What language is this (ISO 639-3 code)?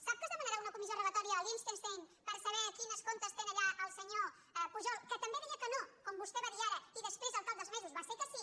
cat